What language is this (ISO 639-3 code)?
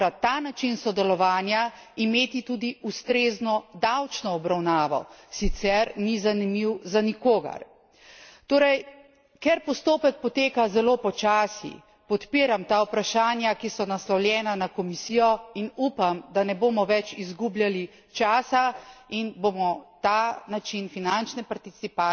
slv